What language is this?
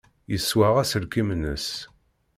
Kabyle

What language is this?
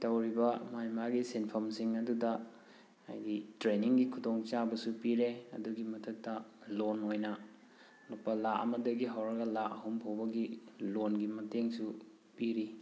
Manipuri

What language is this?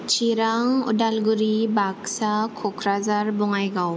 Bodo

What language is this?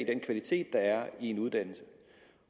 Danish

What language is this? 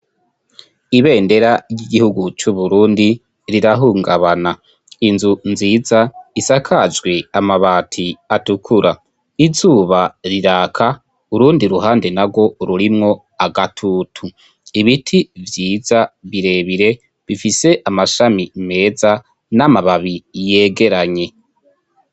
Rundi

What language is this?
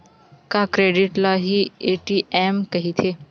Chhattisgarhi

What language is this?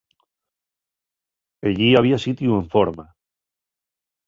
Asturian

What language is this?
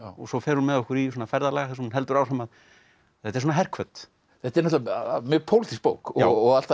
Icelandic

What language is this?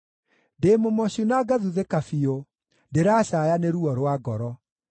Kikuyu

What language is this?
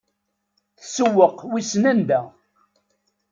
Kabyle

